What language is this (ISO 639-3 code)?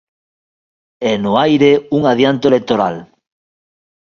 glg